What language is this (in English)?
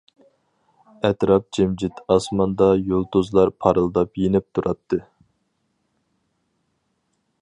Uyghur